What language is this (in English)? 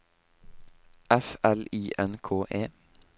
Norwegian